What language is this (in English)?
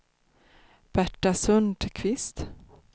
Swedish